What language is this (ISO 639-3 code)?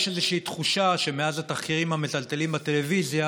heb